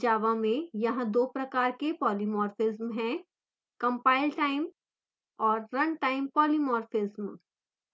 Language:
Hindi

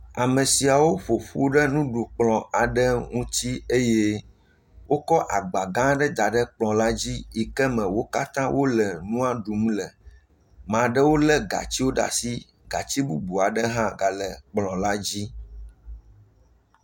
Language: Ewe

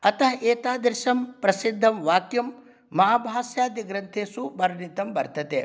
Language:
Sanskrit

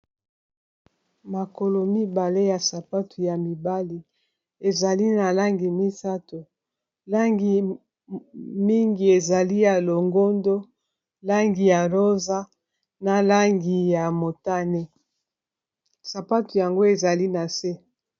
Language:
Lingala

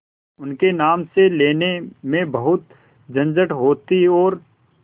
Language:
Hindi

